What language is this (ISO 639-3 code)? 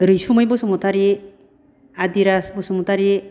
brx